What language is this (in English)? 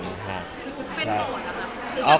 Thai